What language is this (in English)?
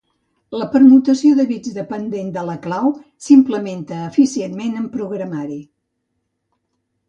Catalan